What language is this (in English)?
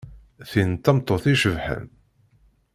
Kabyle